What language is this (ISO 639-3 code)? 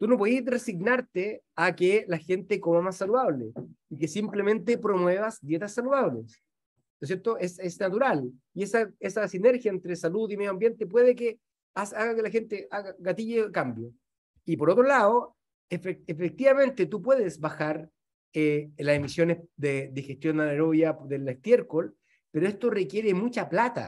spa